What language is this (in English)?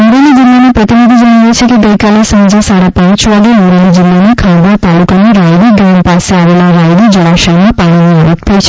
Gujarati